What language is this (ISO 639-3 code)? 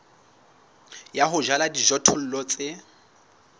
sot